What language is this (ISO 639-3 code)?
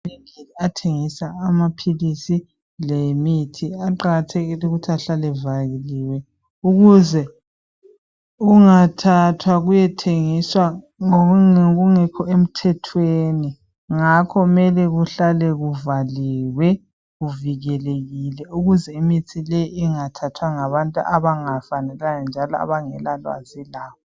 nde